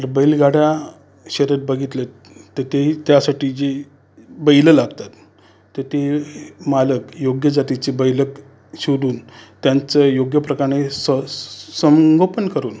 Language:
Marathi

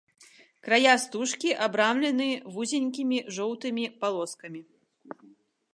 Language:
Belarusian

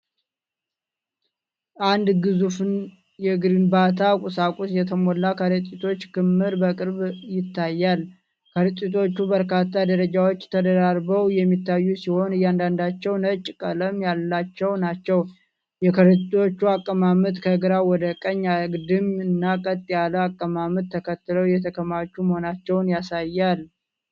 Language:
Amharic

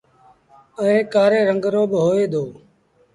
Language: Sindhi Bhil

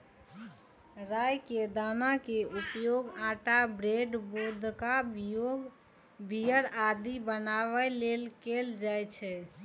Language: Maithili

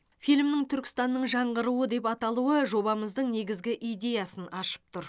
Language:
Kazakh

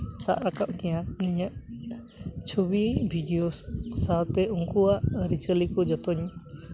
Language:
Santali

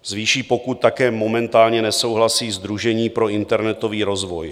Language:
Czech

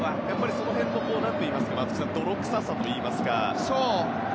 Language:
Japanese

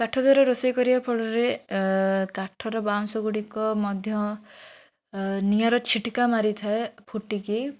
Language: Odia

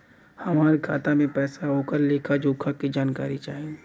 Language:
Bhojpuri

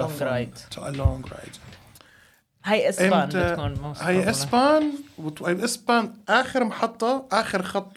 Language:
Arabic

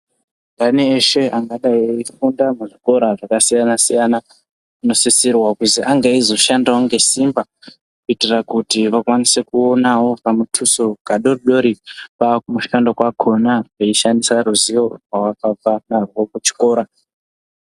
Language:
Ndau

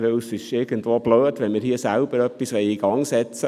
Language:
Swiss German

